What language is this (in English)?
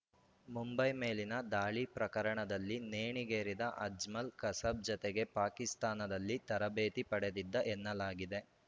Kannada